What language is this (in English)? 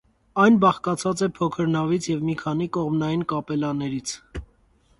Armenian